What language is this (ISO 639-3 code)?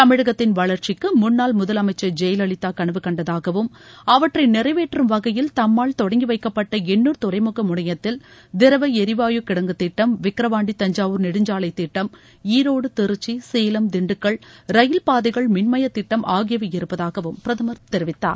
tam